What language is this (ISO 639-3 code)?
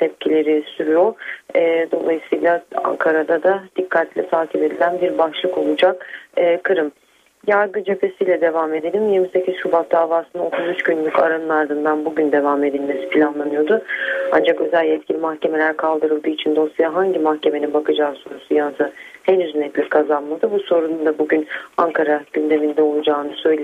tur